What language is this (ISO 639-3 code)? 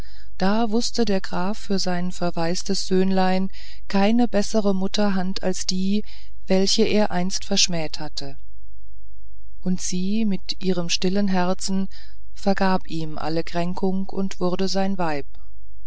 deu